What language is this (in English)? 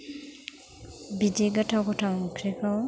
Bodo